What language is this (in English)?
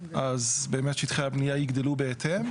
Hebrew